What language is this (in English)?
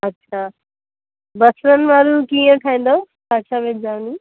Sindhi